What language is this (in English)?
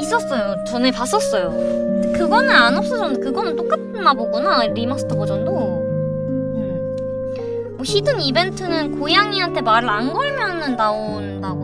Korean